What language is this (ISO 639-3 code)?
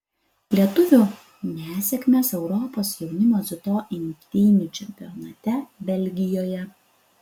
lit